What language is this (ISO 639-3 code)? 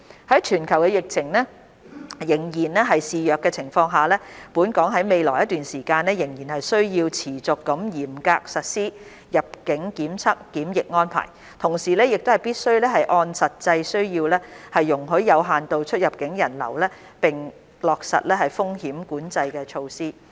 yue